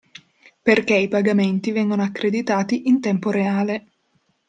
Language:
Italian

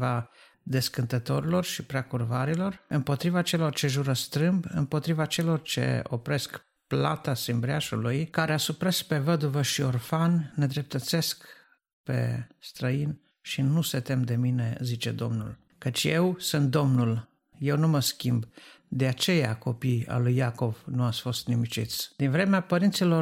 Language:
Romanian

